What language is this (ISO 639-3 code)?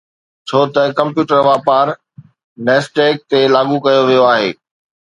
snd